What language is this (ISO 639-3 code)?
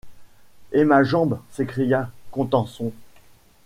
fra